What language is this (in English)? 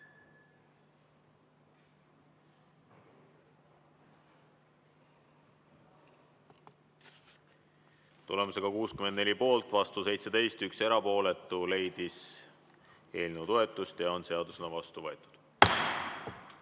Estonian